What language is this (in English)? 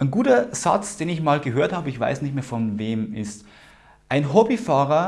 German